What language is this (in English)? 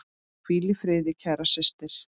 Icelandic